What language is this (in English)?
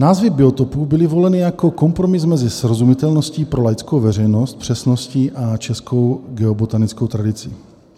Czech